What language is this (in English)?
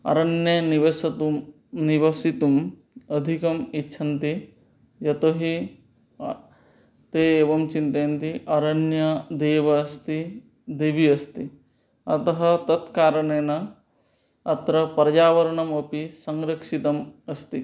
Sanskrit